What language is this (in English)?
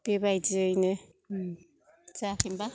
Bodo